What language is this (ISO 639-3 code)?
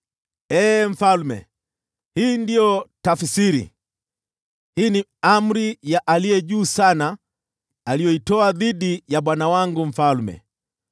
swa